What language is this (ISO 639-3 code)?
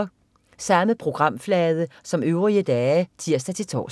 dan